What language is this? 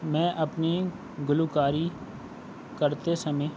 Urdu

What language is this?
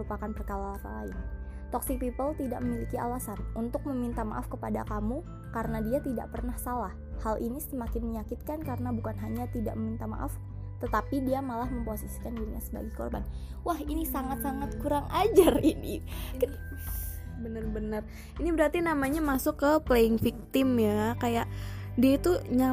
Indonesian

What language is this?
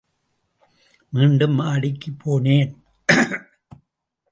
Tamil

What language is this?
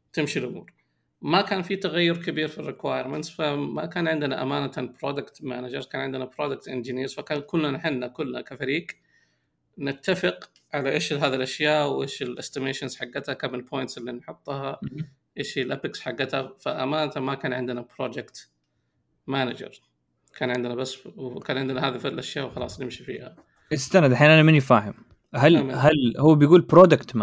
Arabic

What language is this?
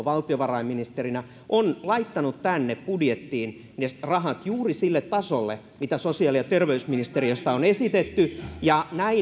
Finnish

